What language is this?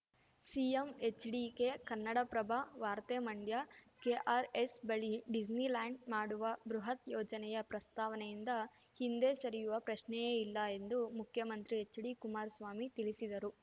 Kannada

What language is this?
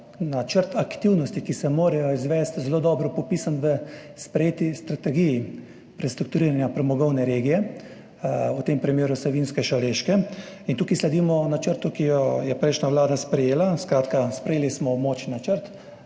Slovenian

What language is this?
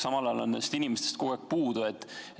Estonian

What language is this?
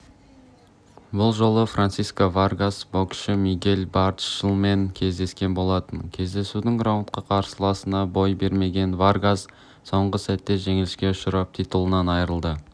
Kazakh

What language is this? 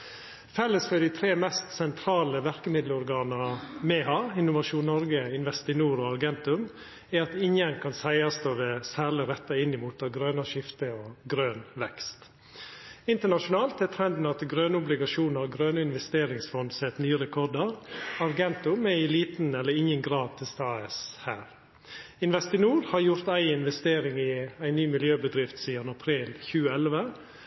Norwegian Nynorsk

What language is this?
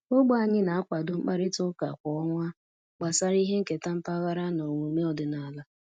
Igbo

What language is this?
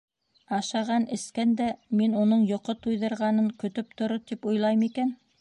Bashkir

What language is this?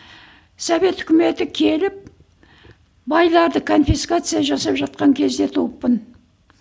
Kazakh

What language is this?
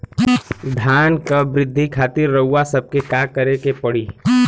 Bhojpuri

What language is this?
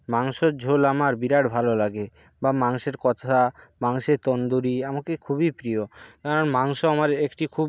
Bangla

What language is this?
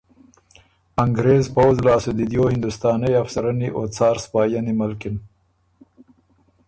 Ormuri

